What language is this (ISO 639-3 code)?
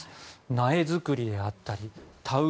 jpn